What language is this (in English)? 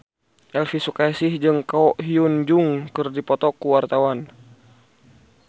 Sundanese